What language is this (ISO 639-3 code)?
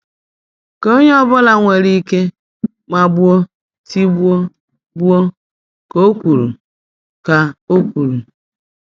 ibo